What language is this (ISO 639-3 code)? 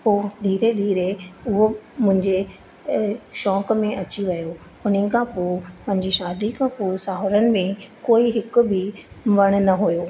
snd